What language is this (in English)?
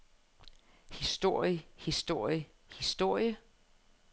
Danish